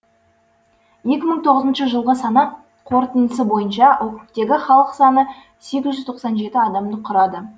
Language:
Kazakh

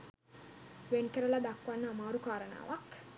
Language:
Sinhala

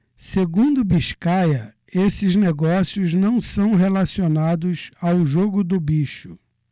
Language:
Portuguese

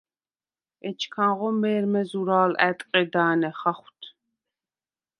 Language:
Svan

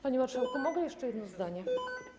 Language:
Polish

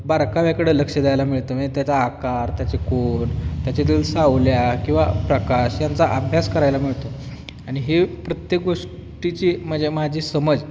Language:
Marathi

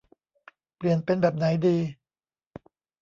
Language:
Thai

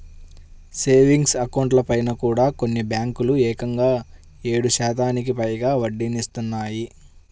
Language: Telugu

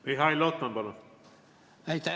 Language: Estonian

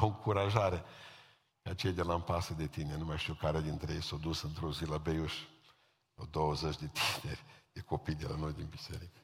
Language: Romanian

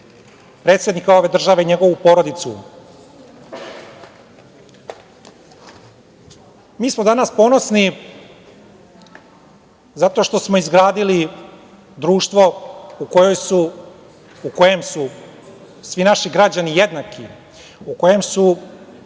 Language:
Serbian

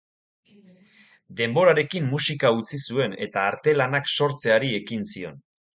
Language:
Basque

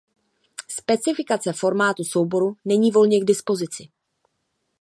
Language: Czech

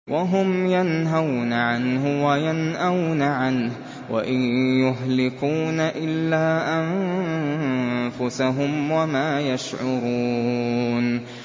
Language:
Arabic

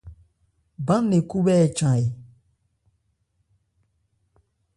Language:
Ebrié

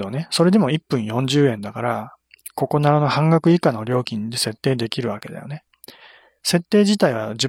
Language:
Japanese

